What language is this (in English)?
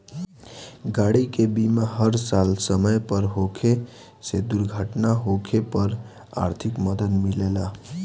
Bhojpuri